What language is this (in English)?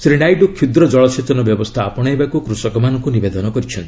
Odia